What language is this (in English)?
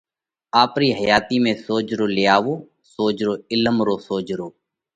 Parkari Koli